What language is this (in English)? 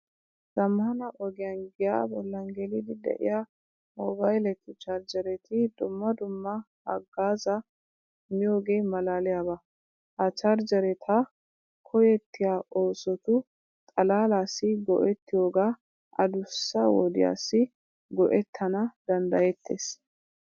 Wolaytta